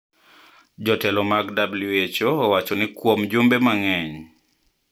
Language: Luo (Kenya and Tanzania)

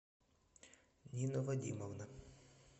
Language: Russian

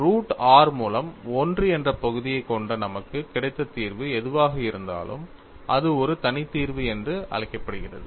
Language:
Tamil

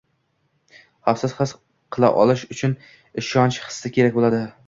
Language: Uzbek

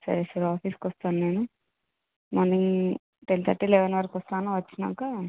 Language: Telugu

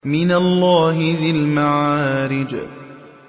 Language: Arabic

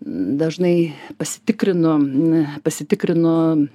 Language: Lithuanian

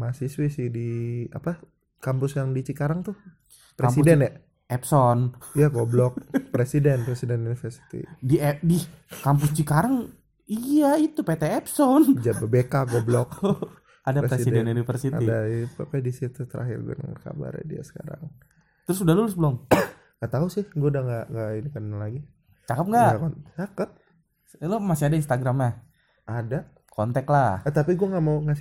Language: Indonesian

